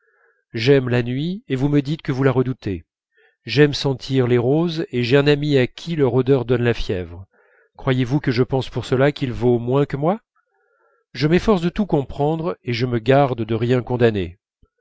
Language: French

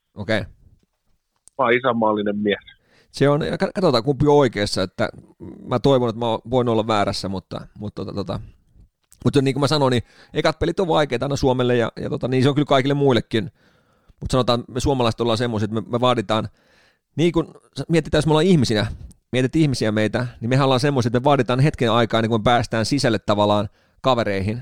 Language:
Finnish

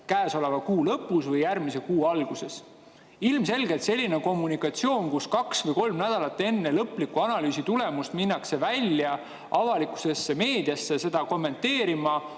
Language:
Estonian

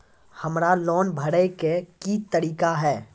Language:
Maithili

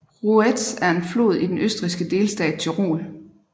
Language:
Danish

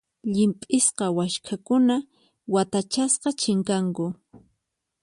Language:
Puno Quechua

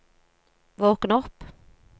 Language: Norwegian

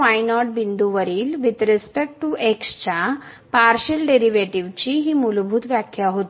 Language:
Marathi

